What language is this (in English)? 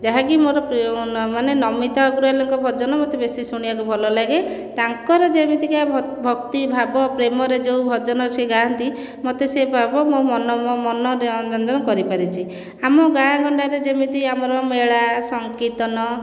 Odia